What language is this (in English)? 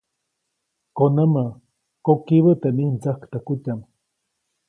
Copainalá Zoque